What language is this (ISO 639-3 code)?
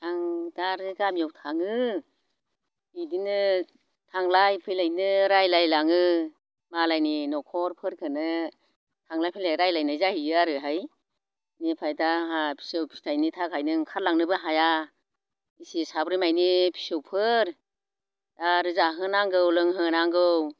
brx